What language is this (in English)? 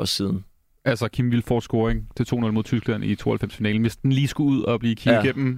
Danish